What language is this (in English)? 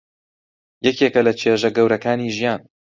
Central Kurdish